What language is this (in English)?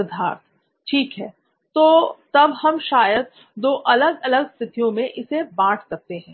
Hindi